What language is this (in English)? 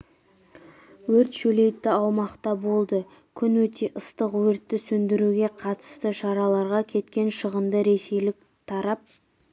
Kazakh